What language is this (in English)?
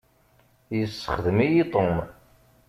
Kabyle